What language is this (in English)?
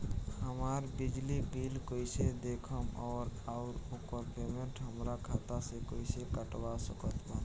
Bhojpuri